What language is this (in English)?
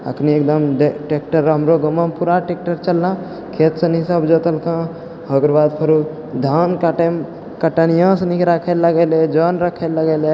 Maithili